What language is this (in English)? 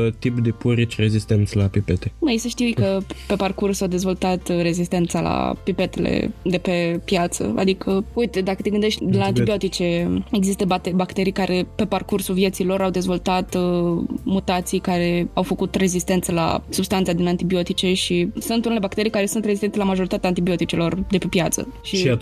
Romanian